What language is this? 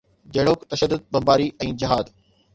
Sindhi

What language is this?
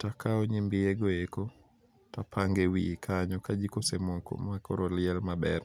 Luo (Kenya and Tanzania)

